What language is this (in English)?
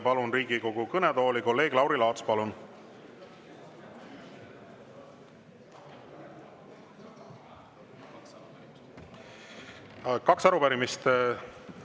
Estonian